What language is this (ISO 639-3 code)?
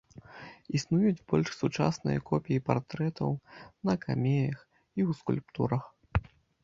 bel